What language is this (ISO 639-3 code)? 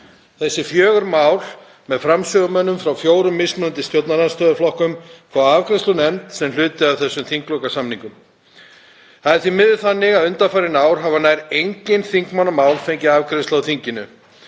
isl